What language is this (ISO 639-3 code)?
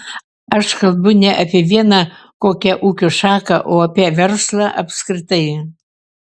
lit